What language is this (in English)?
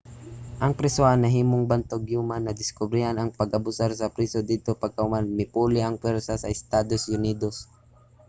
Cebuano